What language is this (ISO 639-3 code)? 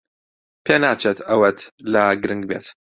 ckb